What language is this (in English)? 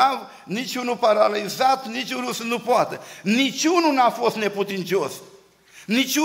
Romanian